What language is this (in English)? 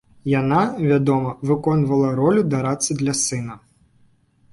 Belarusian